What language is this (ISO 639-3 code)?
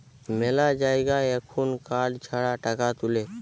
ben